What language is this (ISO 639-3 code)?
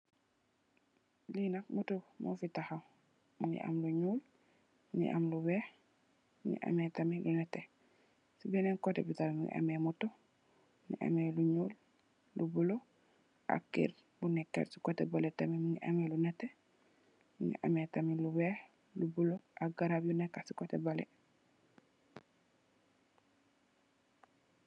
wol